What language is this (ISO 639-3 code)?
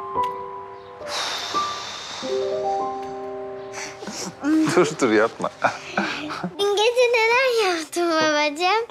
tur